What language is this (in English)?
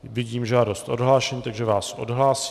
Czech